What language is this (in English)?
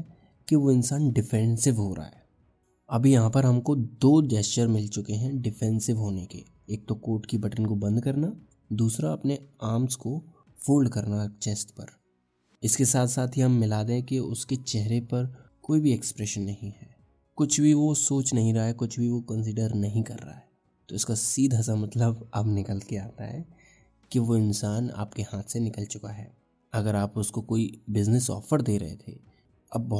Hindi